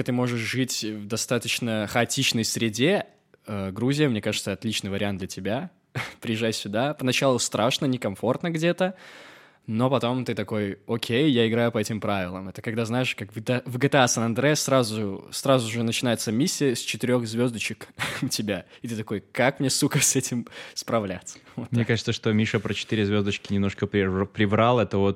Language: Russian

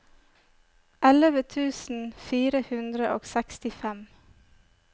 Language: Norwegian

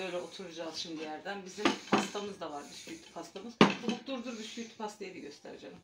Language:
Turkish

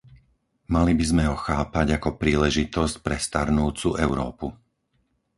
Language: Slovak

